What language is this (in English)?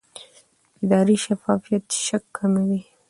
Pashto